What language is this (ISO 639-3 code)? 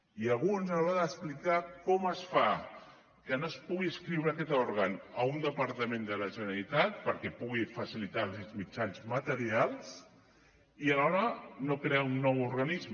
cat